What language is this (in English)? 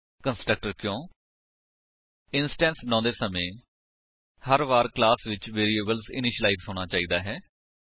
Punjabi